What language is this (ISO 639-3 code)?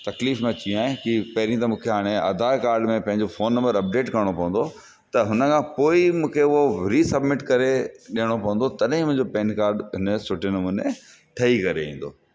snd